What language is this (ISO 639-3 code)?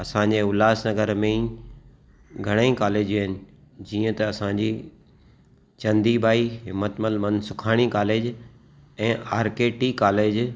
snd